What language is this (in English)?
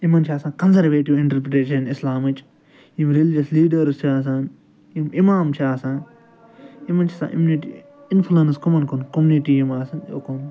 Kashmiri